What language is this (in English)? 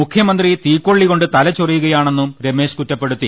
Malayalam